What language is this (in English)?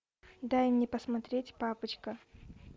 Russian